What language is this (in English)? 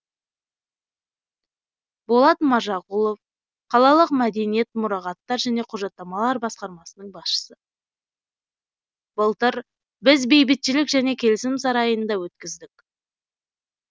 Kazakh